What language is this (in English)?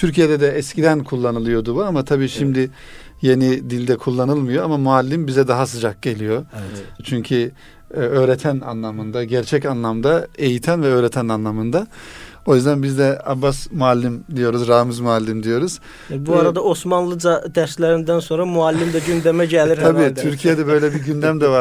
Turkish